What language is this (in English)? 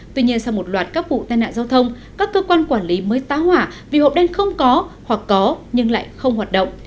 Vietnamese